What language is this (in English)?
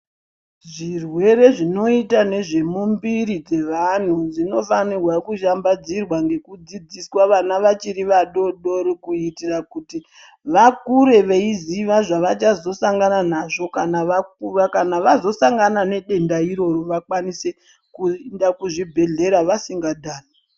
Ndau